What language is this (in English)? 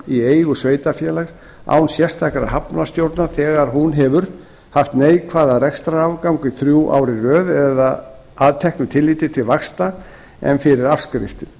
Icelandic